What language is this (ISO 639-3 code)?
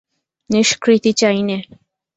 ben